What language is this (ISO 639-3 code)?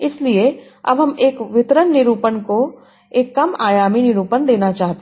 hin